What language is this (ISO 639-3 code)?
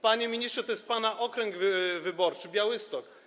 pol